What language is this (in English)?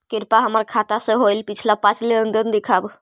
Magahi